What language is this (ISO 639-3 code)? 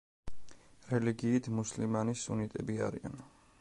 kat